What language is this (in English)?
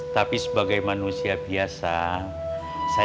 Indonesian